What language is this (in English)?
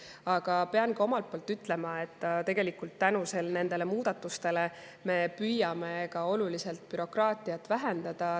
Estonian